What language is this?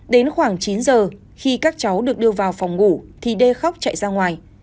Vietnamese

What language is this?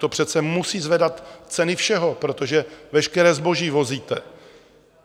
Czech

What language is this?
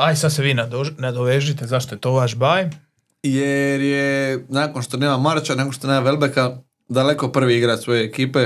Croatian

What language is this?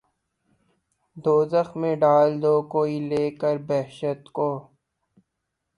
Urdu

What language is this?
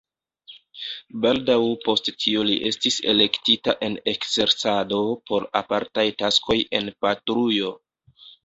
Esperanto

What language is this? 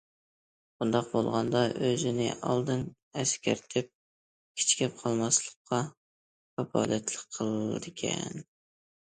Uyghur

